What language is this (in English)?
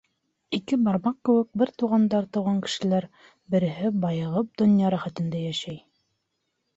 Bashkir